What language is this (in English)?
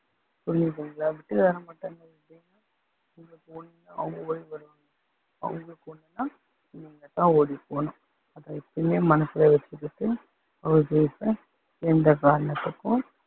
Tamil